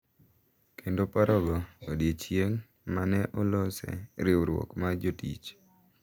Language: Luo (Kenya and Tanzania)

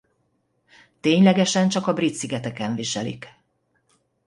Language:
Hungarian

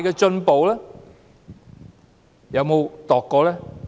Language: Cantonese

